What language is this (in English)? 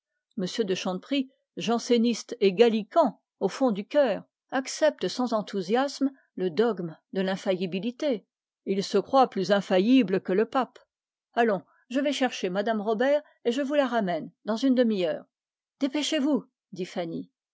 French